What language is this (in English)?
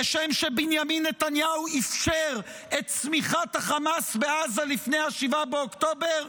Hebrew